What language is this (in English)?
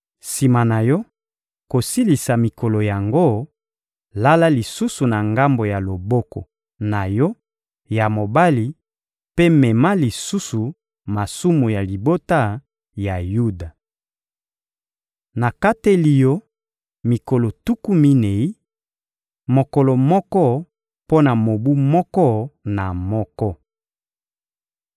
Lingala